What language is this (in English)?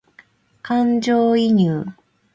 Japanese